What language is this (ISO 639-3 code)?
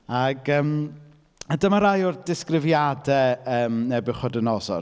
cym